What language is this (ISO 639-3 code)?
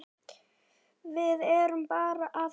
isl